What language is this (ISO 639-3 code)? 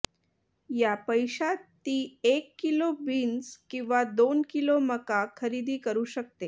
mar